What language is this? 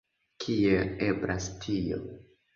Esperanto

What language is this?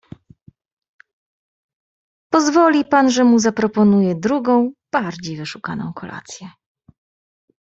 Polish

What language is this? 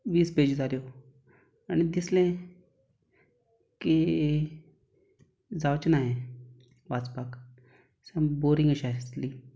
Konkani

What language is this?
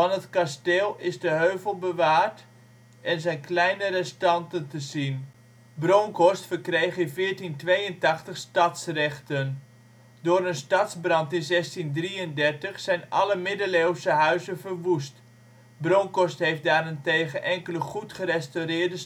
Dutch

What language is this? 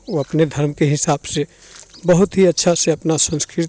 Hindi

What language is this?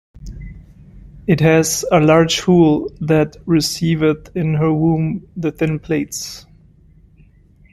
English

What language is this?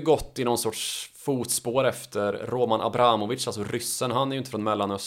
Swedish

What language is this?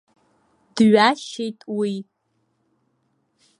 Abkhazian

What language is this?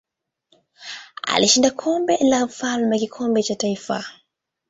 Swahili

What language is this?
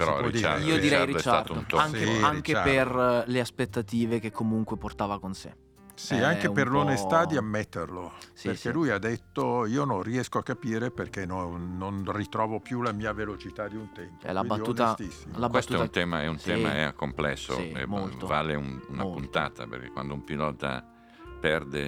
Italian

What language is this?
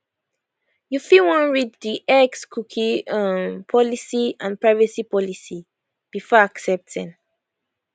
Nigerian Pidgin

